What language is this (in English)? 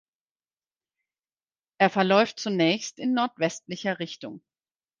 German